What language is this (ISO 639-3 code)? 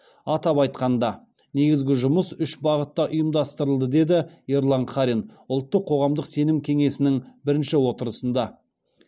kaz